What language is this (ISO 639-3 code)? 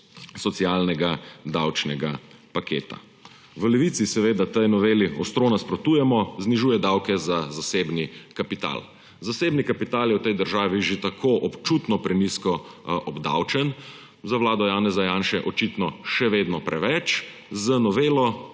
slv